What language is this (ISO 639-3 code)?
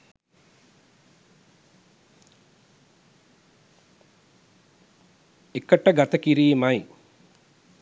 sin